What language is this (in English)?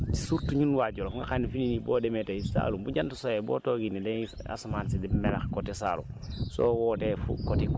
Wolof